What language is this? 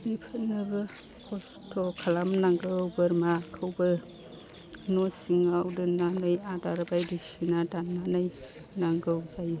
Bodo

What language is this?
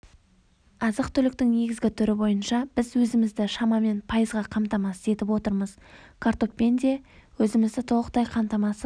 Kazakh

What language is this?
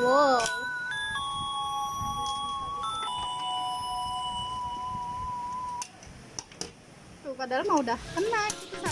Indonesian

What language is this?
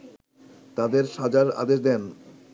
Bangla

